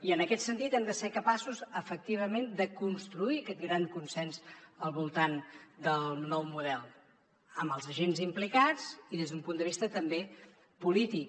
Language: Catalan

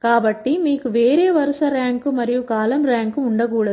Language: Telugu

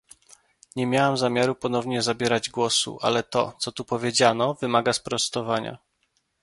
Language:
Polish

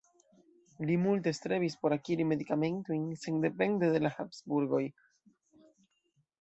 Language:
Esperanto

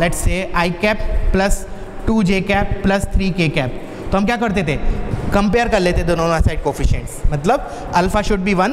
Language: Hindi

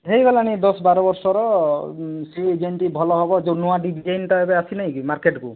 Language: Odia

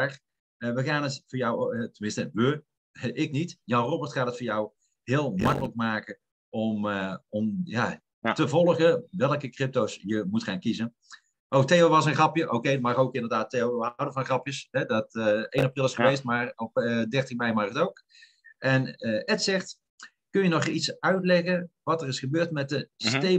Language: Dutch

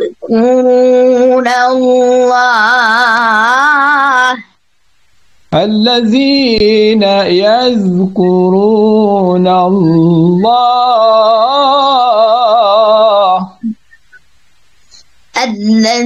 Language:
Arabic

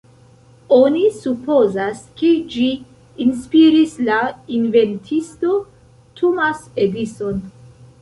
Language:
Esperanto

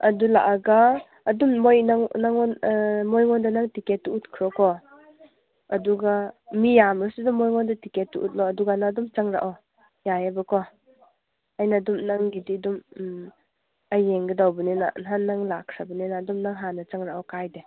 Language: Manipuri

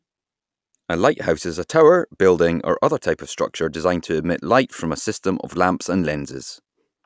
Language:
English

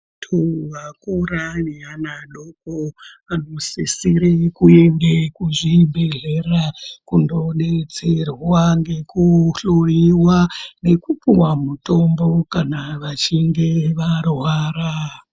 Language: Ndau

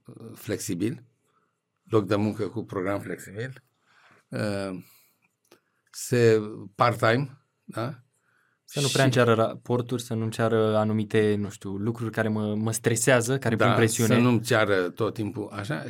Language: Romanian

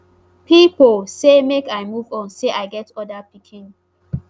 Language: Nigerian Pidgin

